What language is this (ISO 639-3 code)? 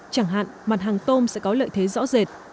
vie